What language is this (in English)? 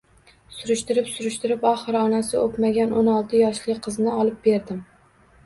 Uzbek